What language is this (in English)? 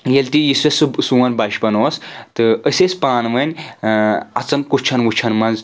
Kashmiri